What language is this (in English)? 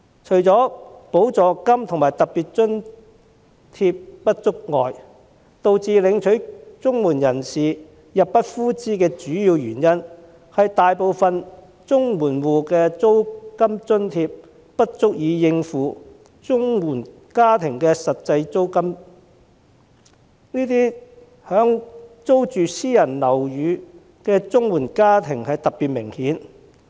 Cantonese